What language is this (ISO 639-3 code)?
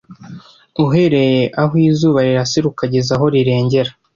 kin